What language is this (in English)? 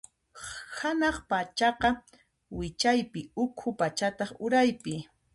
Puno Quechua